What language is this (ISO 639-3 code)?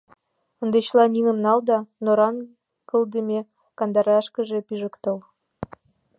chm